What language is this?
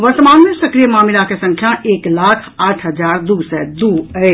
Maithili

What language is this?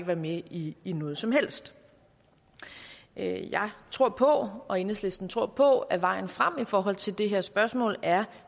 Danish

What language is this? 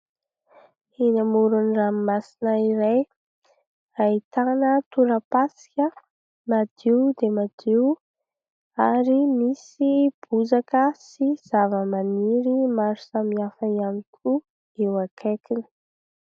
Malagasy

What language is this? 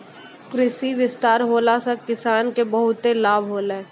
Maithili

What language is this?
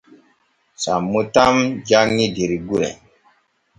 Borgu Fulfulde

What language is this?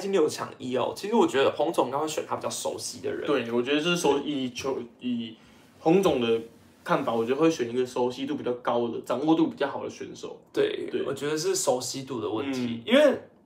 Chinese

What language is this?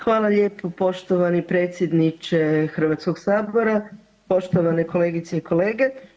Croatian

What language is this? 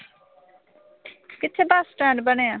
Punjabi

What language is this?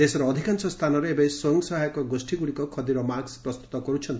Odia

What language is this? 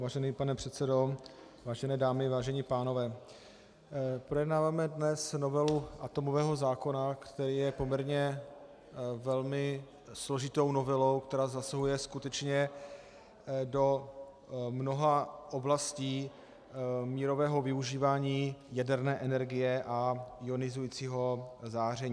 Czech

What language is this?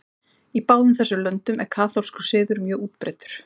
Icelandic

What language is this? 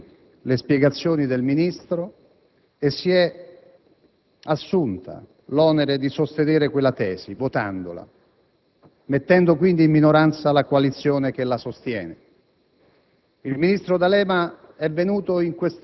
Italian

